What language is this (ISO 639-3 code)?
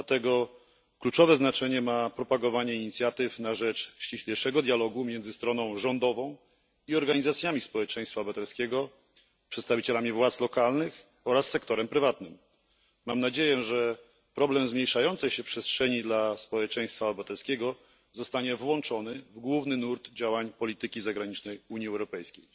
pol